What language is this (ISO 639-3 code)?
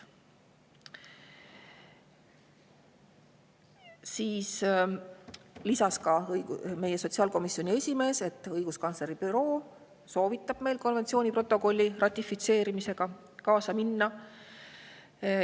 est